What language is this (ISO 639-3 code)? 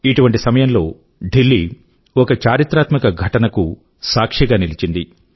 tel